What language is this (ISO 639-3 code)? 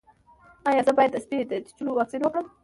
pus